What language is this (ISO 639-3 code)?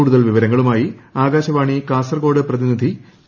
mal